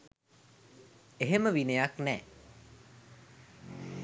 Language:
Sinhala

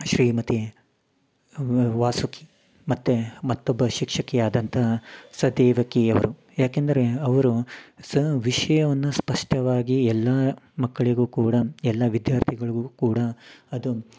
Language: Kannada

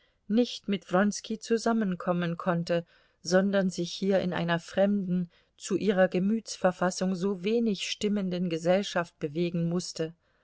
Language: German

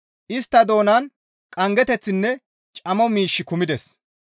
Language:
Gamo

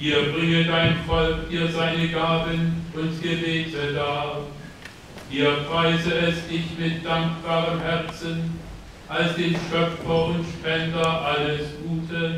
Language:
German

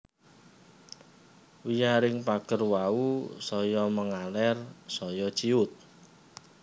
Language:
Javanese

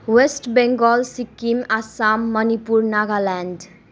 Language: Nepali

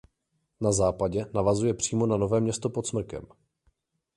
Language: Czech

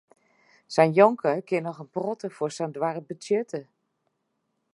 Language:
Western Frisian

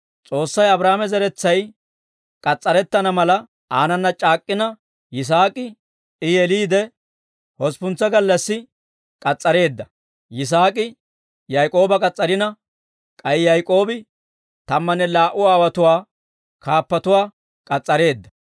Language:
Dawro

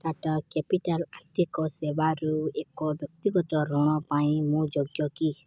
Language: Odia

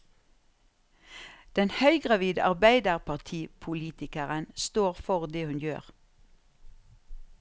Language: Norwegian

